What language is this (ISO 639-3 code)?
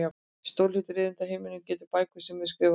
isl